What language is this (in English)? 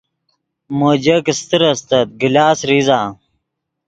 Yidgha